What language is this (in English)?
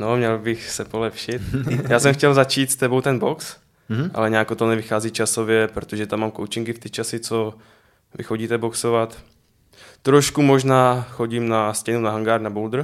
Czech